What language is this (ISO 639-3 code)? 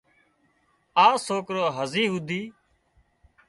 kxp